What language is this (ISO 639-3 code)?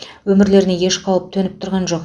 kaz